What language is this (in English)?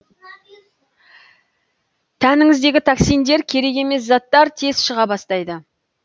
Kazakh